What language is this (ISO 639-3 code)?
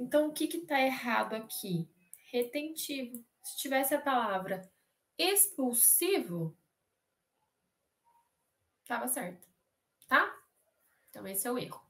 por